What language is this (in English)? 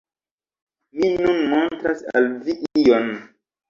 Esperanto